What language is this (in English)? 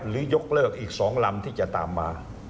Thai